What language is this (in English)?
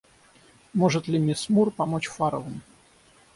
Russian